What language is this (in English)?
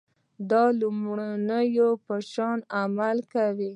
Pashto